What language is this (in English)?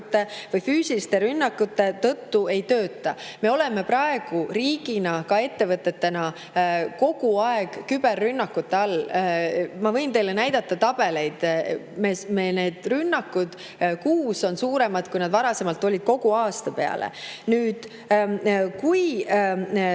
Estonian